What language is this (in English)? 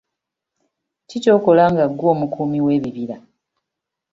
Ganda